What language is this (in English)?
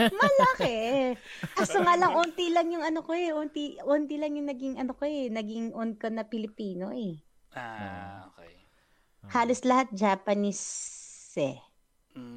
Filipino